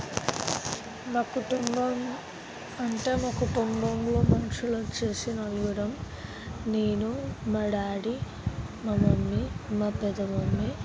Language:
Telugu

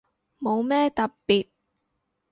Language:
Cantonese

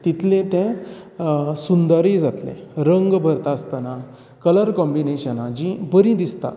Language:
Konkani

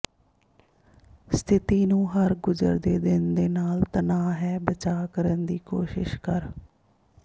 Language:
Punjabi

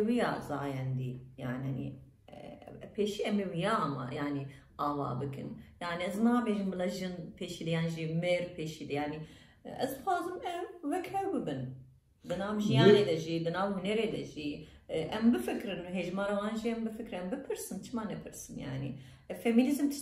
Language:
Turkish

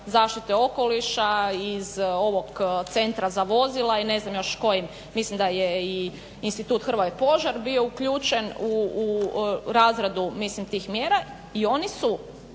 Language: Croatian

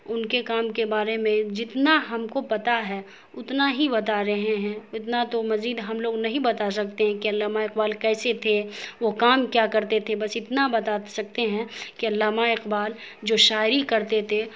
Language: Urdu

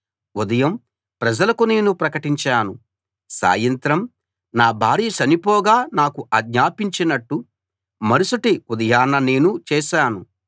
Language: Telugu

